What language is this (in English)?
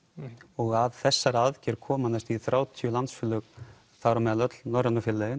Icelandic